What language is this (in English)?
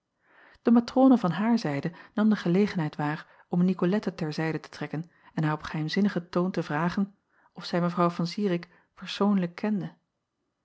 Dutch